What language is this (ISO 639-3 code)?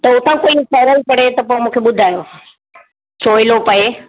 snd